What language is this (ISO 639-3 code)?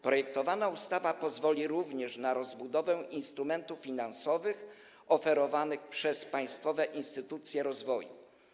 pol